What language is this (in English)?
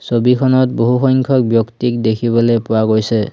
Assamese